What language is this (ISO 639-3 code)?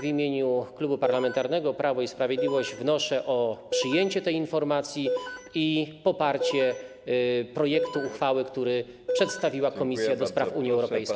pol